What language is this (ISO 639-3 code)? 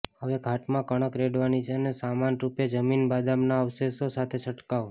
guj